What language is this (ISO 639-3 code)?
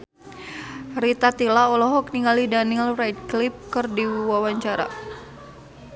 sun